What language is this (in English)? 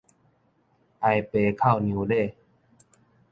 Min Nan Chinese